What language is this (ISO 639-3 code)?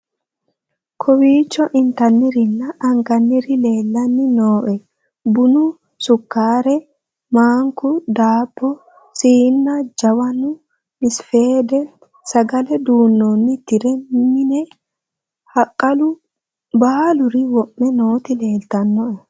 sid